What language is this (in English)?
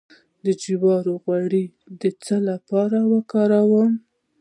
Pashto